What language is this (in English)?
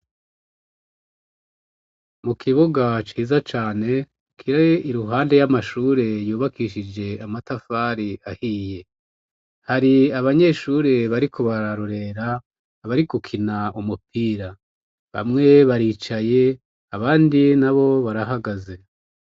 Rundi